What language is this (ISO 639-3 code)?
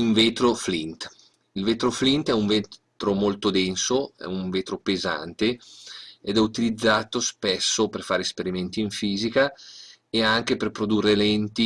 ita